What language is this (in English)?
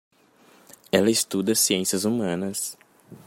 Portuguese